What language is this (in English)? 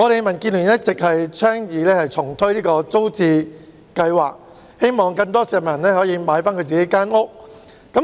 Cantonese